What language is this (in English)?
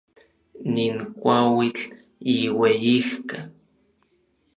Orizaba Nahuatl